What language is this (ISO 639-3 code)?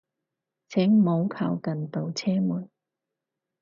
yue